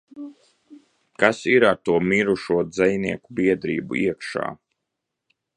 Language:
Latvian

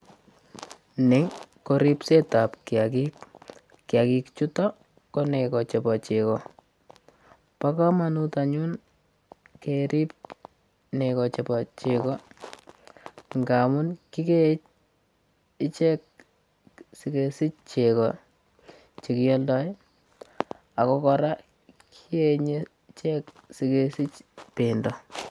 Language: Kalenjin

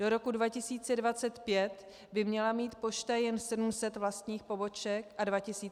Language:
Czech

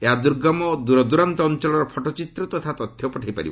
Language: Odia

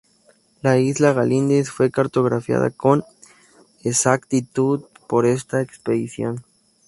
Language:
Spanish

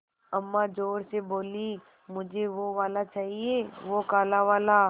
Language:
Hindi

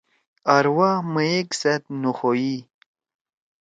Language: Torwali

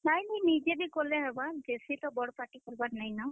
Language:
Odia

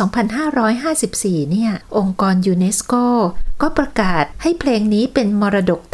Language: Thai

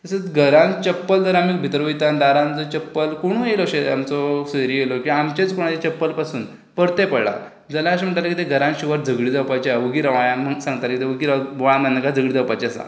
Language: Konkani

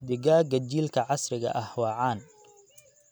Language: Somali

